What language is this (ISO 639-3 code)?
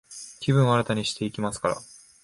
jpn